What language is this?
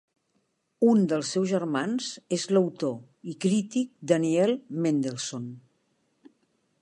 Catalan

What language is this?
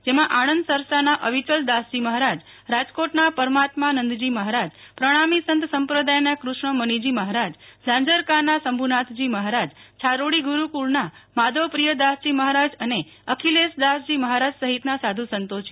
Gujarati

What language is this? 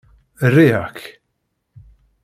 Kabyle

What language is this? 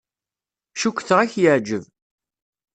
Kabyle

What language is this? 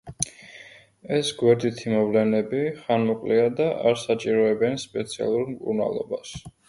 Georgian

